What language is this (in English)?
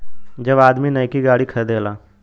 Bhojpuri